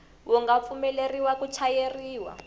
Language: Tsonga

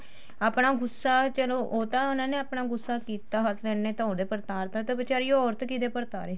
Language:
Punjabi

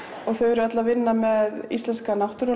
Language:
Icelandic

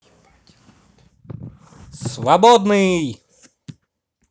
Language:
Russian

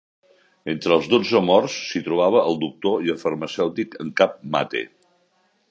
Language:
Catalan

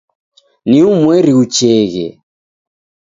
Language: Taita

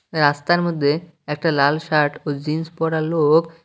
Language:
Bangla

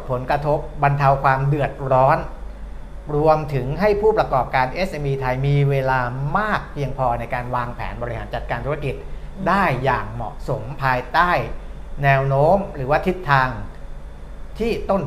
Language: Thai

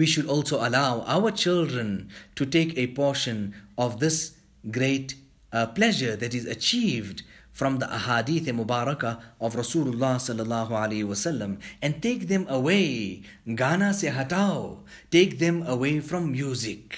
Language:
English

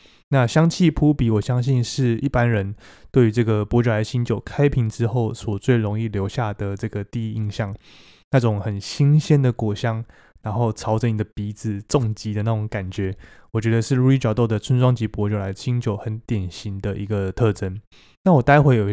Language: Chinese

